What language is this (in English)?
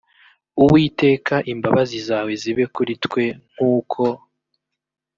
Kinyarwanda